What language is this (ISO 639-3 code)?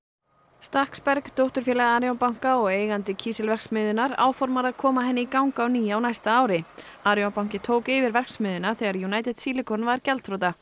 isl